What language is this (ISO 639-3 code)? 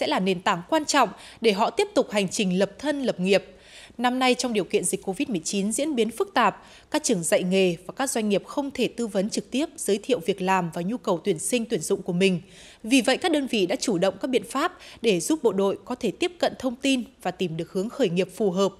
vie